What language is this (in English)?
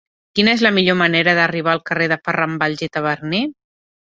Catalan